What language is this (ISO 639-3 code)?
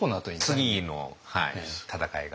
jpn